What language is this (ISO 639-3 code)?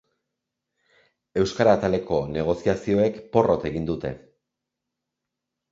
eus